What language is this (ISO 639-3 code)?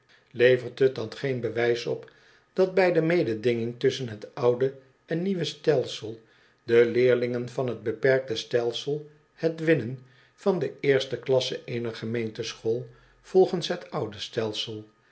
nld